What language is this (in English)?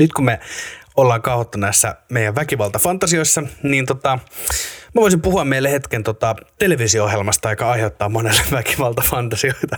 Finnish